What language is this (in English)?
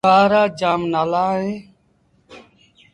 Sindhi Bhil